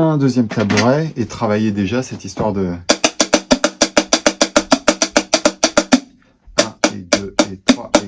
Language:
French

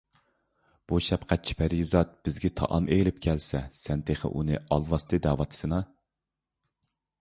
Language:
Uyghur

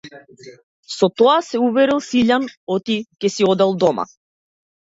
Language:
Macedonian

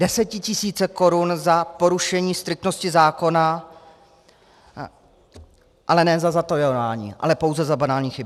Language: Czech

